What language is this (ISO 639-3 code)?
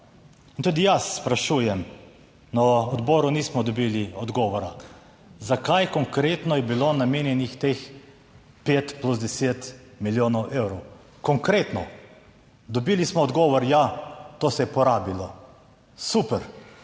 slv